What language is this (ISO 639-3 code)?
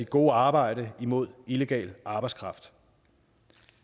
dan